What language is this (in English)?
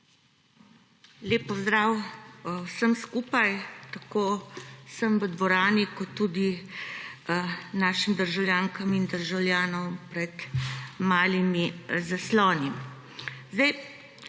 Slovenian